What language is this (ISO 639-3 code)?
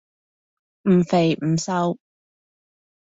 yue